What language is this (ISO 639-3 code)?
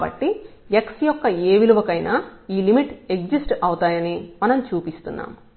tel